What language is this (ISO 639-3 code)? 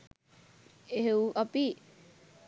sin